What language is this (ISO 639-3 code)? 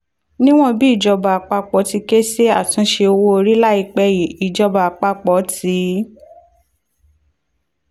yor